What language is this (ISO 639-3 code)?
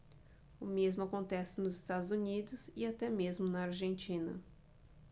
por